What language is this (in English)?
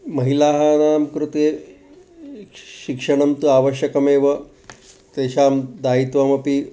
Sanskrit